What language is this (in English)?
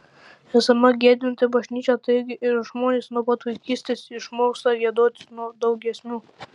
Lithuanian